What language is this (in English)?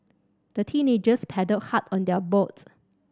English